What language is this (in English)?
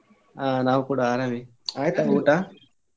Kannada